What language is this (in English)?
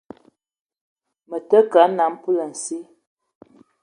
Eton (Cameroon)